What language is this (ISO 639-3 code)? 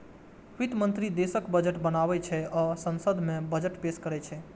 mai